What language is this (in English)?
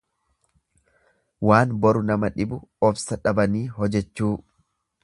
Oromo